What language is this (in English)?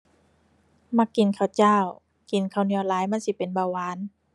Thai